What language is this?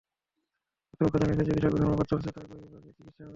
Bangla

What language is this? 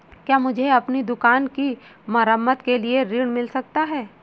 Hindi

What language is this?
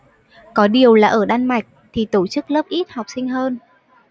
Vietnamese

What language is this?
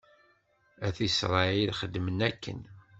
Kabyle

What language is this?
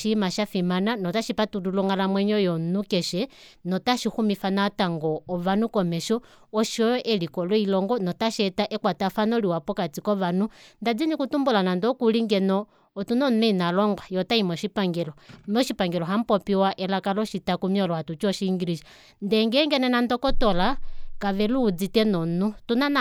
Kuanyama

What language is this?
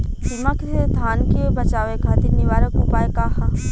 Bhojpuri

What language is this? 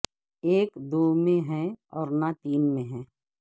Urdu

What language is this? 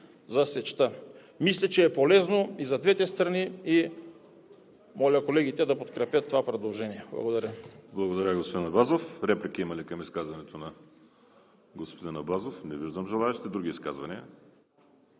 Bulgarian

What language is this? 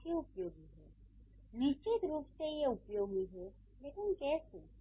Hindi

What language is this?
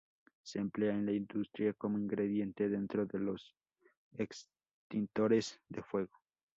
Spanish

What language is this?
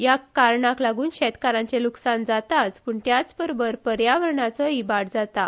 Konkani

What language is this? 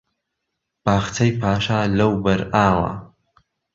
Central Kurdish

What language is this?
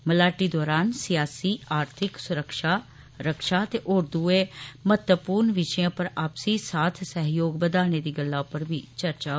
Dogri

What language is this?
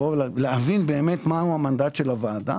Hebrew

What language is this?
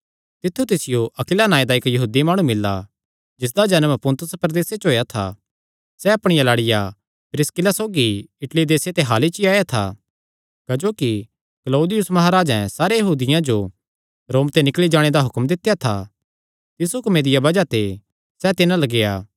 Kangri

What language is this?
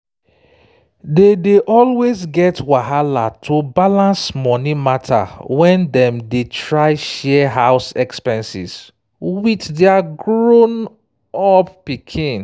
Nigerian Pidgin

